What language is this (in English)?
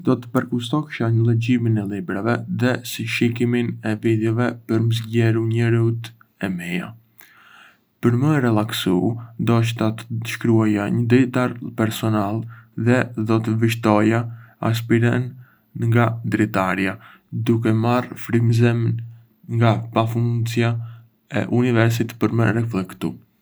Arbëreshë Albanian